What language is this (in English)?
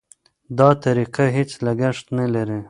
Pashto